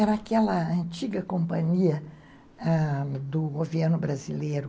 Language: Portuguese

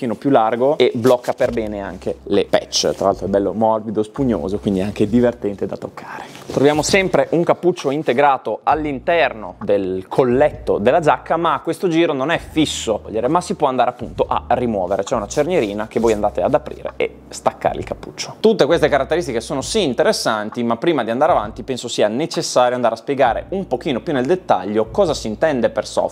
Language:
Italian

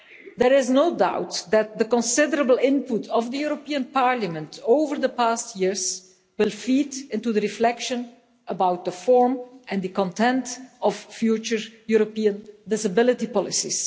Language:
English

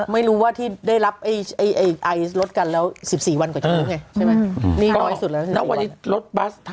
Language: Thai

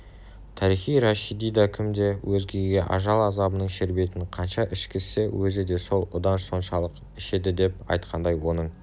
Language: Kazakh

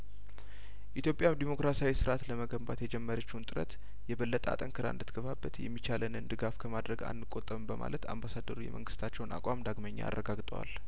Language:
Amharic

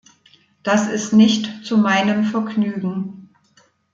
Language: German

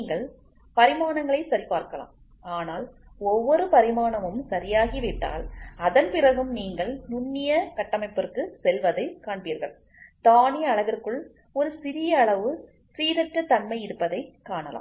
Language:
Tamil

